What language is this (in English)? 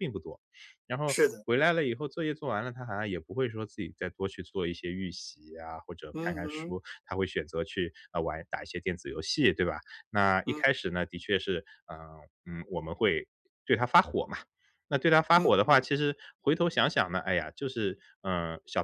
Chinese